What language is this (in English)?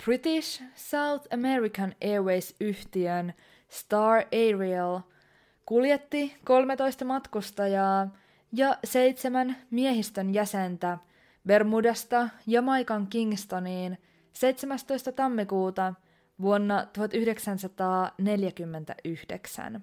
Finnish